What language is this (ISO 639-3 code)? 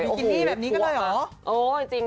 tha